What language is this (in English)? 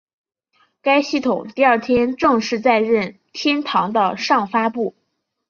Chinese